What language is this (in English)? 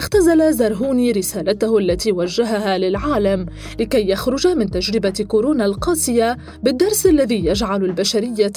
Arabic